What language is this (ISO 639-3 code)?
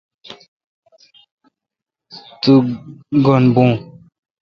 xka